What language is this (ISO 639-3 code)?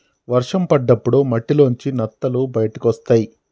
tel